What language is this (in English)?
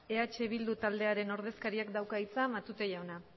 Basque